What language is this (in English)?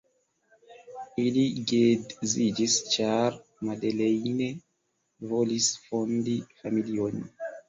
Esperanto